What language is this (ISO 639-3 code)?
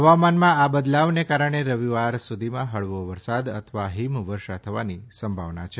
guj